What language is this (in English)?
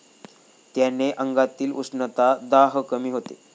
Marathi